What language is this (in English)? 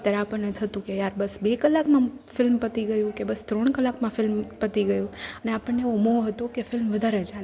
Gujarati